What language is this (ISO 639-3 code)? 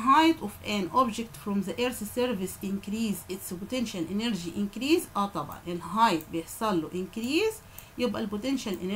ara